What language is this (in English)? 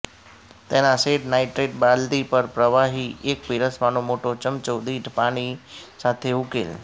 Gujarati